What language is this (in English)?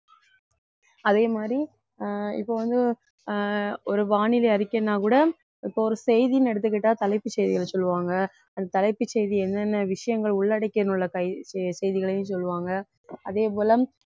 Tamil